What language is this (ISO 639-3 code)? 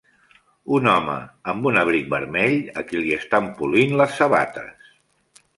cat